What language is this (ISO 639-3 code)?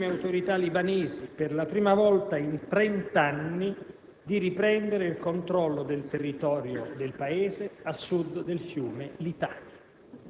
ita